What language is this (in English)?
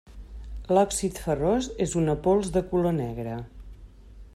Catalan